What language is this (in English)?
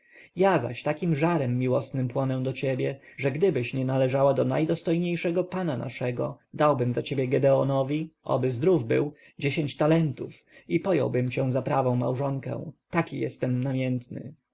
Polish